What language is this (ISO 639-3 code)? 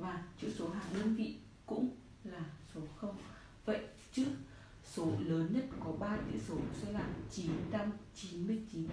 vie